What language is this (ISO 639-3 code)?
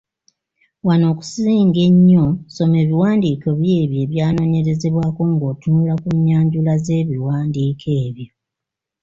lug